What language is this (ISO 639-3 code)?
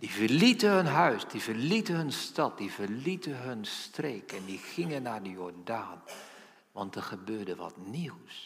nld